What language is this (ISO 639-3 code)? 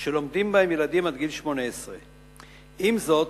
heb